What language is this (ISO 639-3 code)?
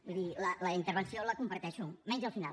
cat